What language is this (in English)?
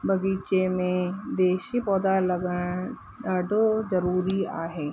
Sindhi